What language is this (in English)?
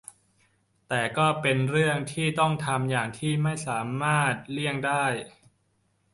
Thai